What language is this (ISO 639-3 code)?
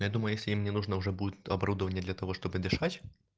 rus